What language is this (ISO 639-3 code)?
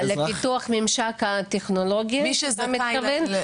heb